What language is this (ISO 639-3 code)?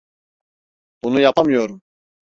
tur